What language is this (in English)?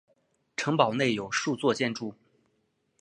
Chinese